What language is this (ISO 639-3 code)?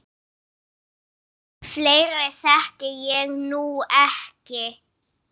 isl